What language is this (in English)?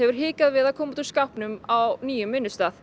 Icelandic